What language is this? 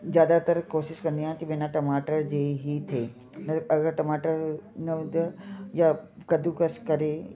Sindhi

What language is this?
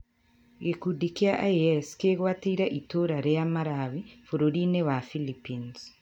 Kikuyu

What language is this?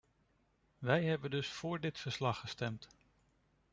Dutch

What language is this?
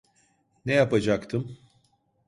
Turkish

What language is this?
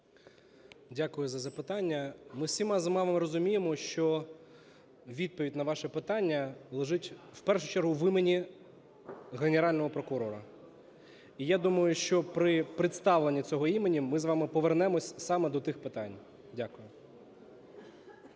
Ukrainian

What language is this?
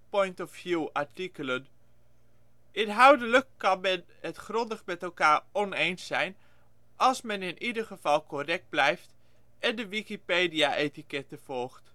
Dutch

